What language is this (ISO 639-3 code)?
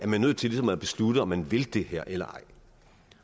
dan